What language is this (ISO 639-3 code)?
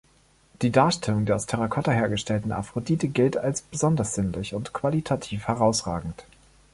deu